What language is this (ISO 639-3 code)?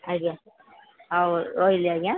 ori